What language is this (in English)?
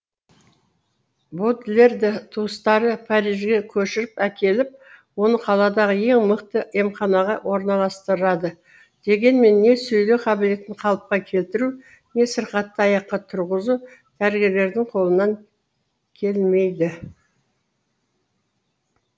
Kazakh